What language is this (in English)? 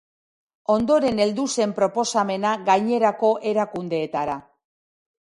Basque